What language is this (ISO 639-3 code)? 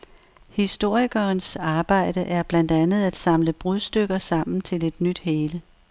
dan